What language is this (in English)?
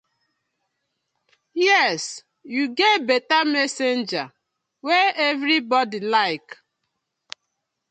Nigerian Pidgin